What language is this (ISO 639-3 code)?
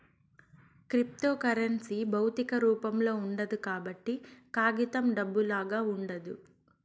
tel